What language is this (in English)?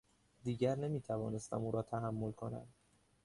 Persian